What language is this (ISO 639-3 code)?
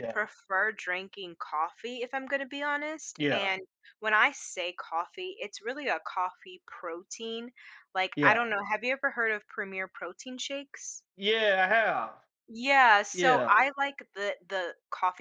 eng